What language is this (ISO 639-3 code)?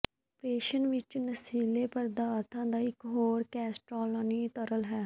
pan